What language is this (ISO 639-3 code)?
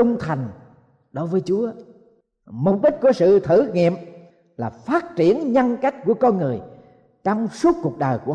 vie